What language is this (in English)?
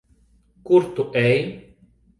Latvian